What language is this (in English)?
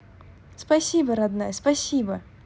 Russian